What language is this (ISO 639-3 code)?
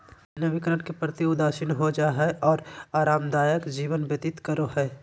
mag